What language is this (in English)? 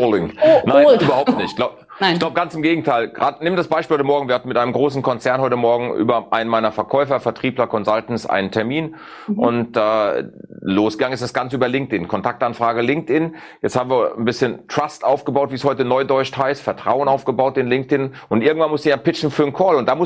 German